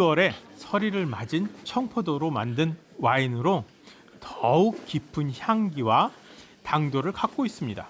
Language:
Korean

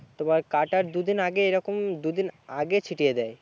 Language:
Bangla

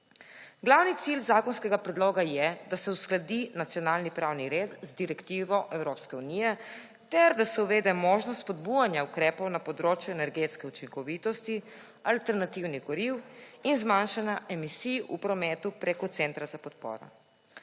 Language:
Slovenian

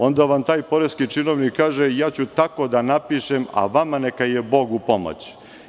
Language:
Serbian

